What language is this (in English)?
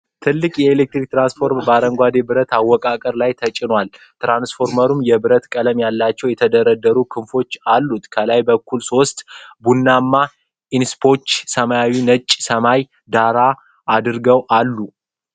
Amharic